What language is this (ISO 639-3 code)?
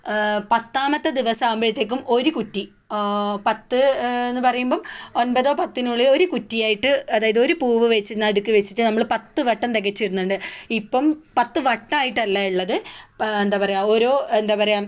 mal